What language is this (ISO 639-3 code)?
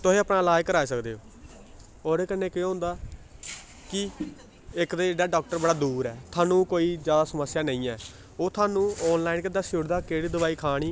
doi